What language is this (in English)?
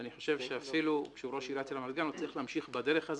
Hebrew